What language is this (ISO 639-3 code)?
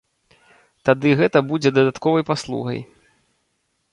bel